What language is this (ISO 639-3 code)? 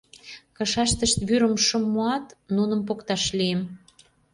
chm